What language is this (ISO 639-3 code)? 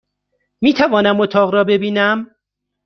fas